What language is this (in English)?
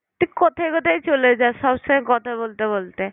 Bangla